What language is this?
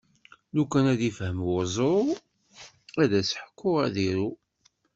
Kabyle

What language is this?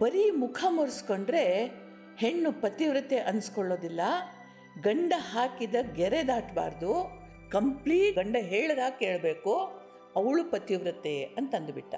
Kannada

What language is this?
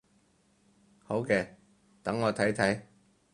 Cantonese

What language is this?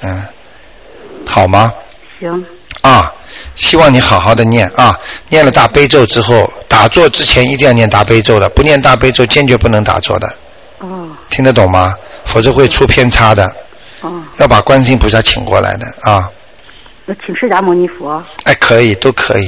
Chinese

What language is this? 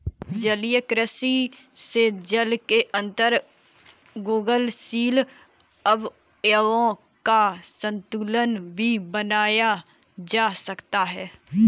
Hindi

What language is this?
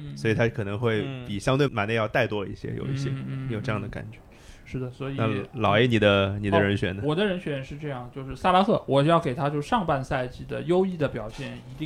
Chinese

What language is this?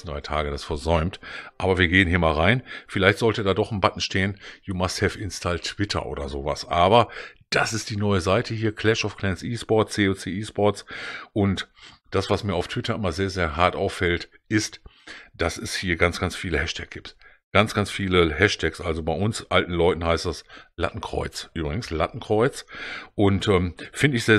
German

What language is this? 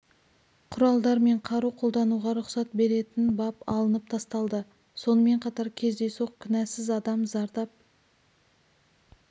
Kazakh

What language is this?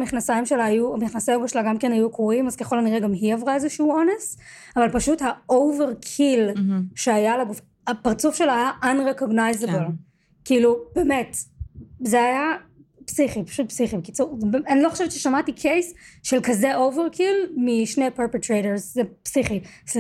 Hebrew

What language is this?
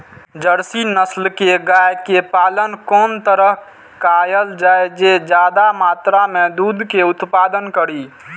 Maithili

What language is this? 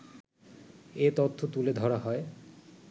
Bangla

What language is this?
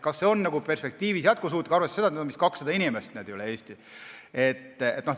Estonian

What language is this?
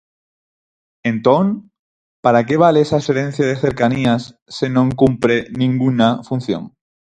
Galician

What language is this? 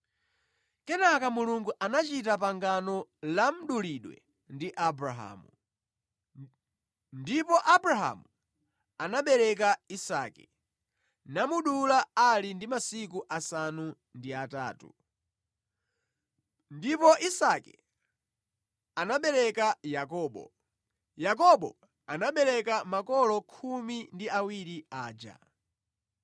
Nyanja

